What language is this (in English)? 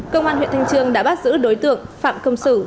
Vietnamese